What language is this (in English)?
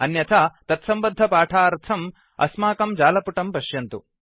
Sanskrit